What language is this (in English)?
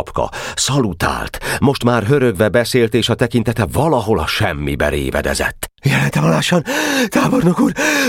Hungarian